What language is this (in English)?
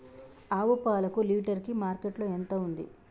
Telugu